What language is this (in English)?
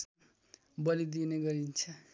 Nepali